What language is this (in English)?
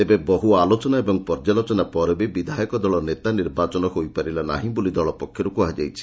Odia